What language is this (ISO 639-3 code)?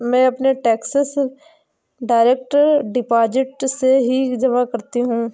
hin